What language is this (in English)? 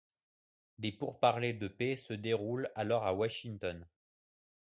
French